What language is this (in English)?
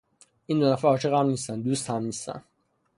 Persian